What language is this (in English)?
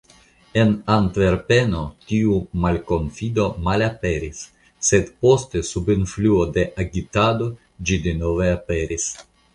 Esperanto